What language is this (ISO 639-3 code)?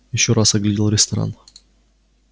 rus